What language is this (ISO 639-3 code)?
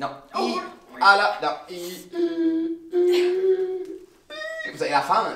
fra